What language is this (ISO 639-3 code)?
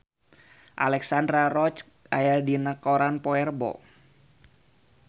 sun